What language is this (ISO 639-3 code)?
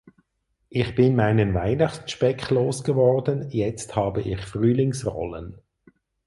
deu